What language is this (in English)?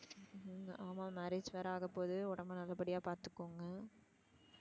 Tamil